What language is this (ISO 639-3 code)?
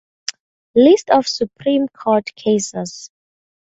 eng